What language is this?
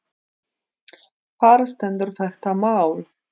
Icelandic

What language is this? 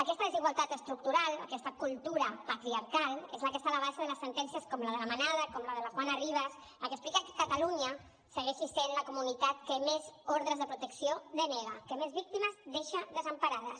Catalan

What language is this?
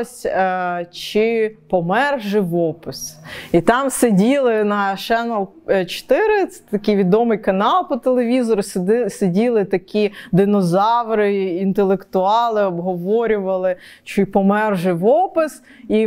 Ukrainian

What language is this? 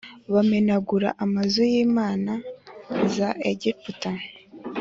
Kinyarwanda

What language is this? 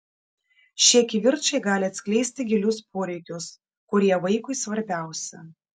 Lithuanian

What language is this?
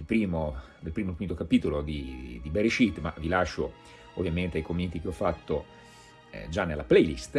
Italian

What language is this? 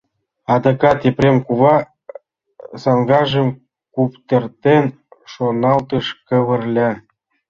Mari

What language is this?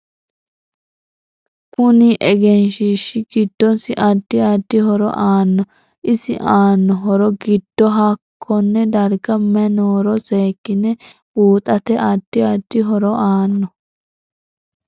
Sidamo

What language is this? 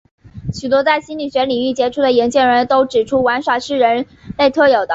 Chinese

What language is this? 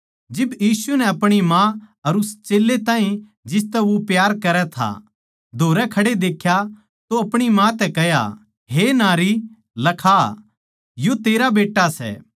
Haryanvi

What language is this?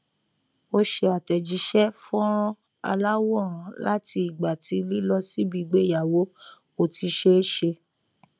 Yoruba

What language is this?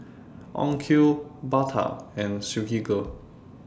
English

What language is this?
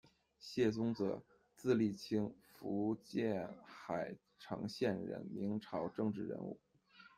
Chinese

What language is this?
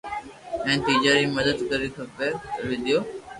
Loarki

